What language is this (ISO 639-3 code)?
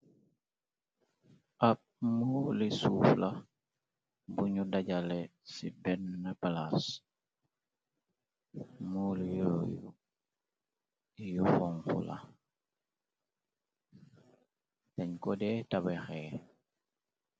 wol